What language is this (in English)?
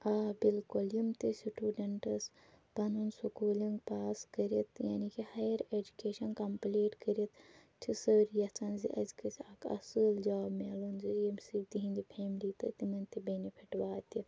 Kashmiri